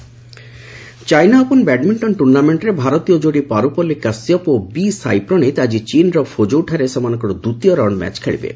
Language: Odia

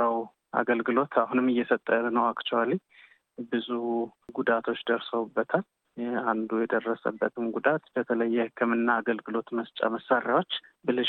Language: Amharic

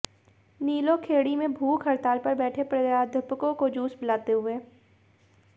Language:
Hindi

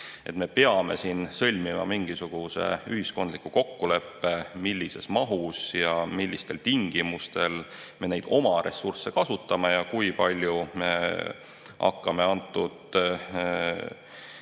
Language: Estonian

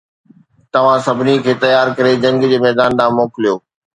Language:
Sindhi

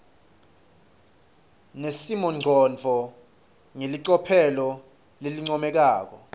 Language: Swati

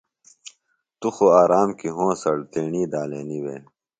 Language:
Phalura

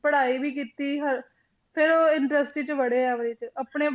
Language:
Punjabi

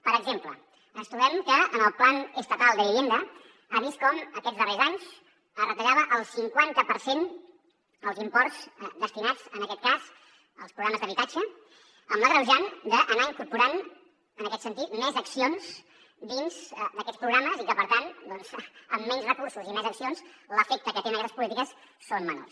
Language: Catalan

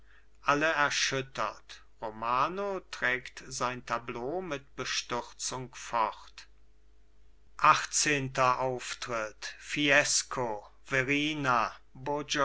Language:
German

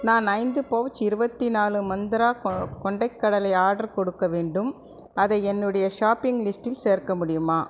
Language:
Tamil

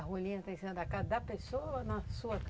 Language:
Portuguese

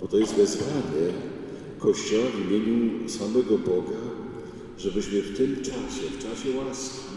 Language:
Polish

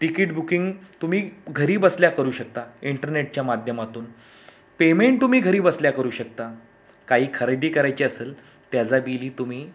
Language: Marathi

